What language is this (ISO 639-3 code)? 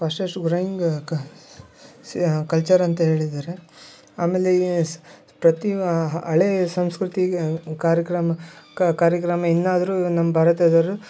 kan